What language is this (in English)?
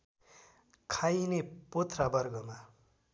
Nepali